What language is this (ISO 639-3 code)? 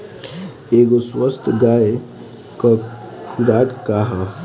bho